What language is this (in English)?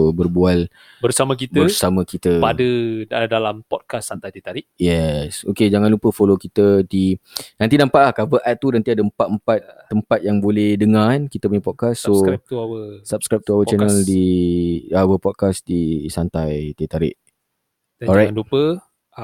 Malay